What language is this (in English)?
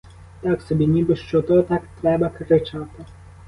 Ukrainian